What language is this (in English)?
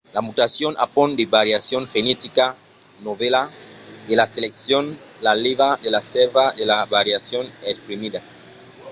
Occitan